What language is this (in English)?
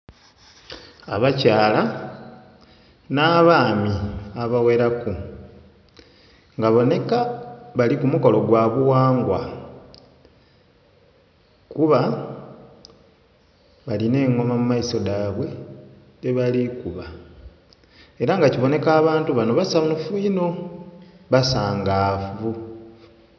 Soga